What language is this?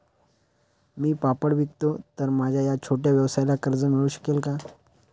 Marathi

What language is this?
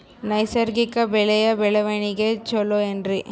Kannada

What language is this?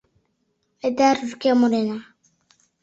Mari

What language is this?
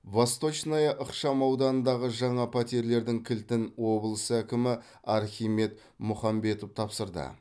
Kazakh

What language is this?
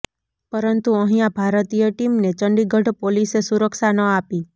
Gujarati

